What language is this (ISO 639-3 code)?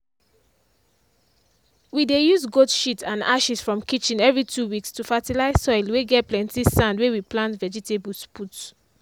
pcm